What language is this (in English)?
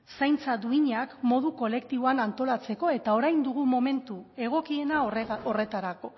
Basque